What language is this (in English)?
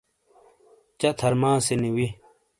Shina